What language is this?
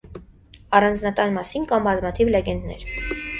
Armenian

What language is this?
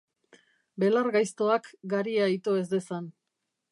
Basque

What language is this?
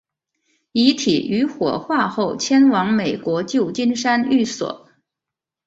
Chinese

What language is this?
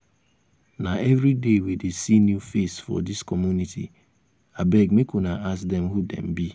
Nigerian Pidgin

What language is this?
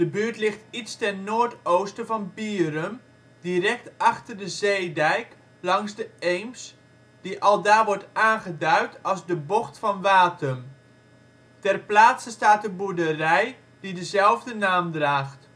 Dutch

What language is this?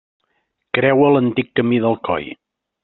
Catalan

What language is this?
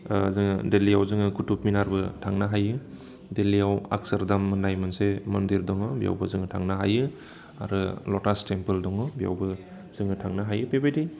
Bodo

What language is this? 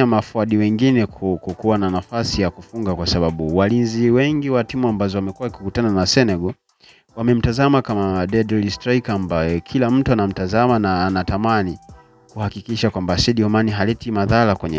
Swahili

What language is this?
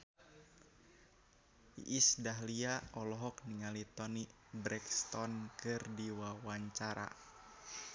Sundanese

